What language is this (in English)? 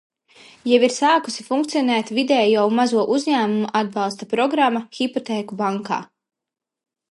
Latvian